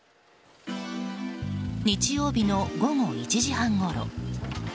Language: Japanese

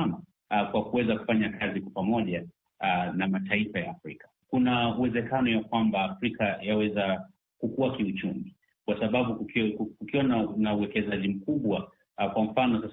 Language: Swahili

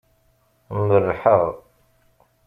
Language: Kabyle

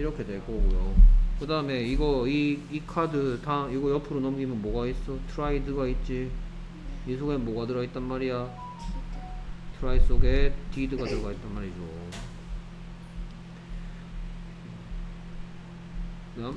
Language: Korean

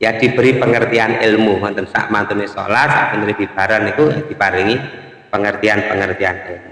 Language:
Indonesian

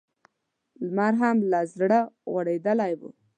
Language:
Pashto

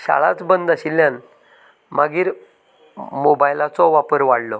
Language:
Konkani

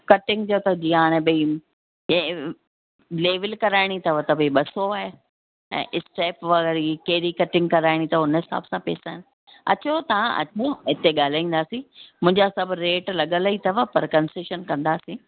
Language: Sindhi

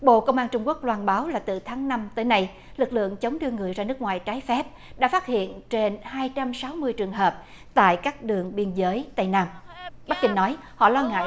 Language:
Vietnamese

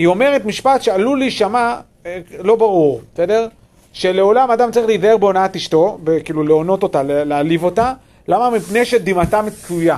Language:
Hebrew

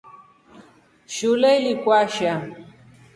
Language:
Rombo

